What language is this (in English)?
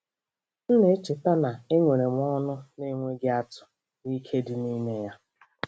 Igbo